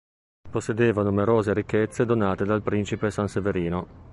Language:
Italian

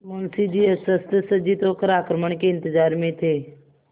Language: Hindi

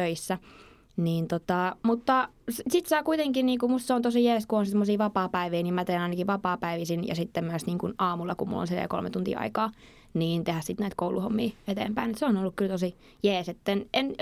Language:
Finnish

